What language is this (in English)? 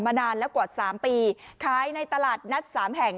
Thai